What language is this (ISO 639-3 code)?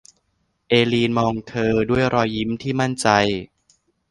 tha